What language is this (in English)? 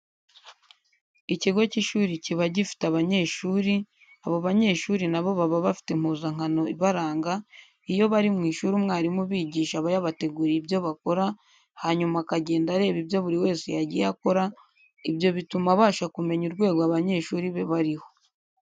Kinyarwanda